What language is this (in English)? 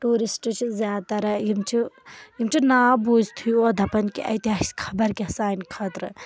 Kashmiri